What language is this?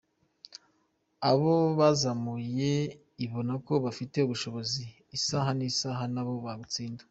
Kinyarwanda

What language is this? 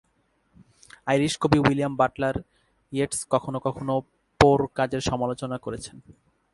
Bangla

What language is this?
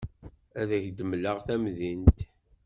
Kabyle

